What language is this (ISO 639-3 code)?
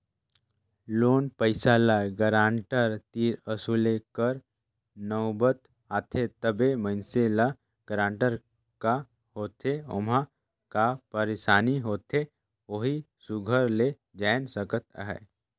hne